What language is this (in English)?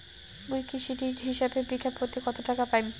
Bangla